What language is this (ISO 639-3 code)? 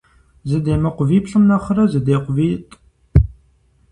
kbd